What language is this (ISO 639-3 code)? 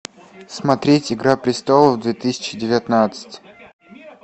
rus